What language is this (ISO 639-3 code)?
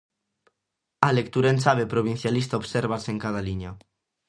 glg